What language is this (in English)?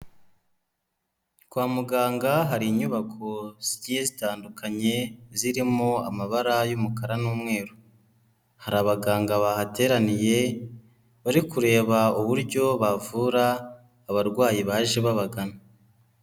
Kinyarwanda